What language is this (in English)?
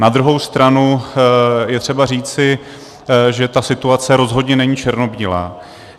Czech